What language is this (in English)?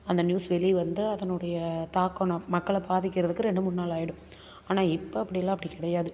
Tamil